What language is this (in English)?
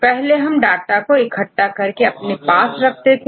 Hindi